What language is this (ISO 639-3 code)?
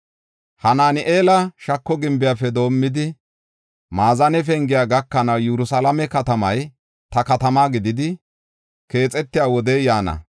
gof